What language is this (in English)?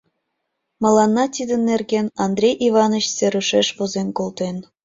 Mari